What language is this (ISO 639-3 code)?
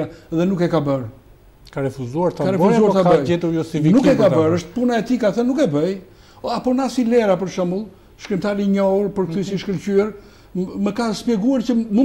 ron